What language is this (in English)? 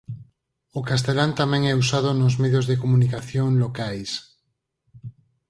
Galician